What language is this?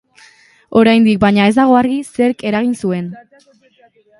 Basque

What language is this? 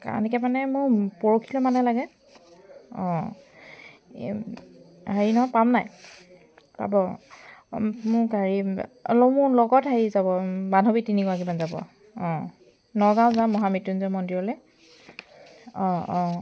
Assamese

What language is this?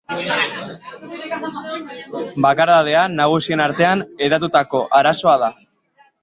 Basque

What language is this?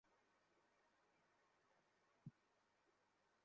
Bangla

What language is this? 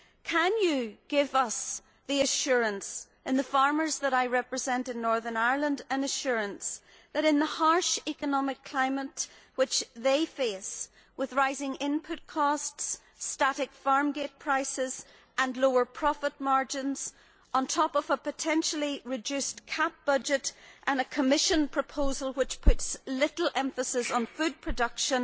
English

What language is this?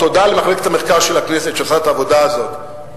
Hebrew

